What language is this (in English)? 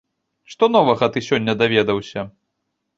Belarusian